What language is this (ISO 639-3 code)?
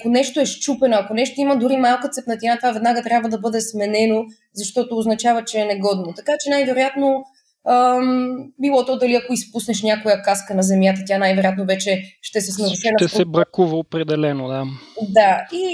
bul